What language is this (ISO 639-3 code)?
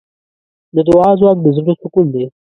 pus